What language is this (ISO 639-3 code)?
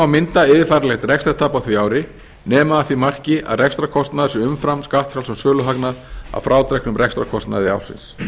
isl